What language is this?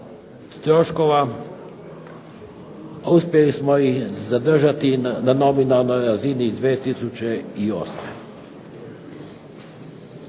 Croatian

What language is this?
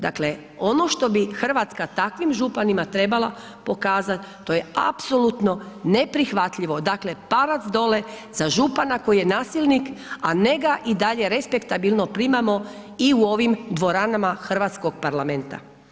Croatian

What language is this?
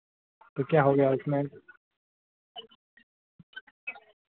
Hindi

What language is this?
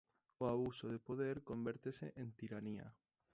Galician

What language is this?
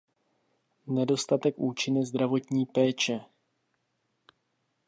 Czech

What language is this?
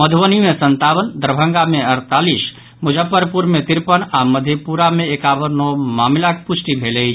Maithili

